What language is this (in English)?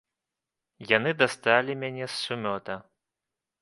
Belarusian